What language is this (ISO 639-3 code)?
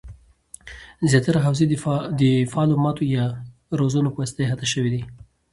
pus